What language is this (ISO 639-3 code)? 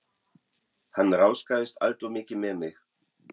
isl